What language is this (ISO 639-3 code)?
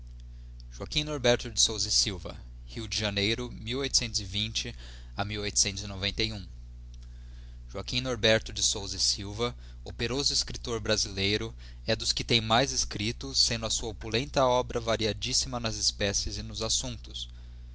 por